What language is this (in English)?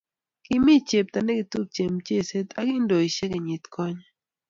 Kalenjin